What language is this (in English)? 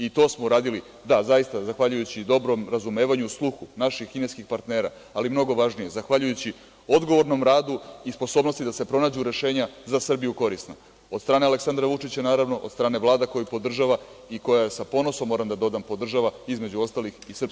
Serbian